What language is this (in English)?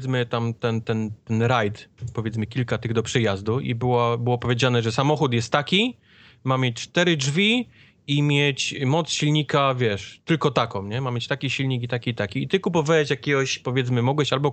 Polish